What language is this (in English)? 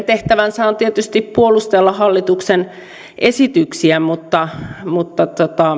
Finnish